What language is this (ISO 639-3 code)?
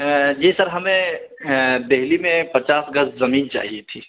urd